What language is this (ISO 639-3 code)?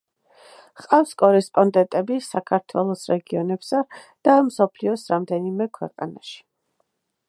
kat